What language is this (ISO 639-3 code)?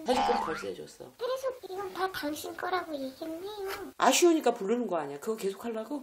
kor